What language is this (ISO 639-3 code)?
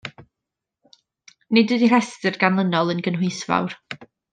cym